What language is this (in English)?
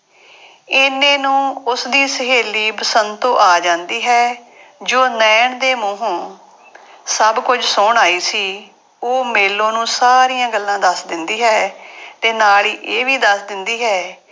Punjabi